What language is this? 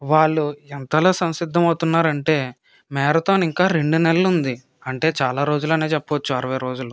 Telugu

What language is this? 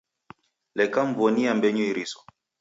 Taita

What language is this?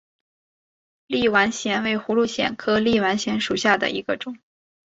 Chinese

